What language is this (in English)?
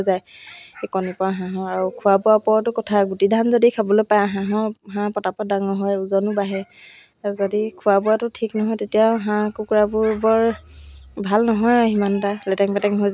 Assamese